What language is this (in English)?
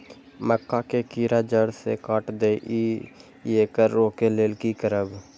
Maithili